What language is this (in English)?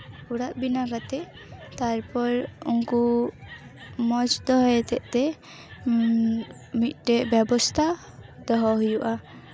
Santali